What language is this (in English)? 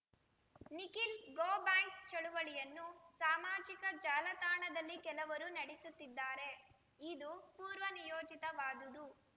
Kannada